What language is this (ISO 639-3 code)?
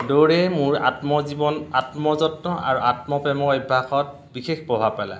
asm